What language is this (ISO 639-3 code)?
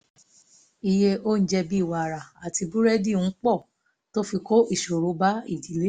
yor